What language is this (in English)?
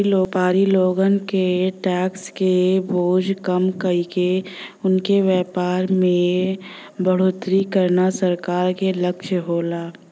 Bhojpuri